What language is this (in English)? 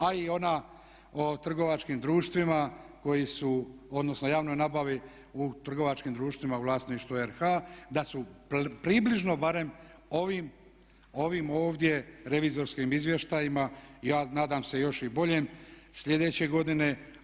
Croatian